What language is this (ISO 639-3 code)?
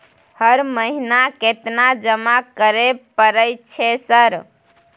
mai